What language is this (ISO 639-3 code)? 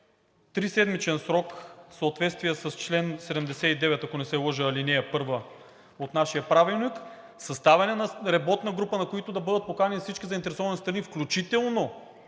bul